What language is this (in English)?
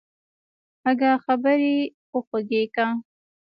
Pashto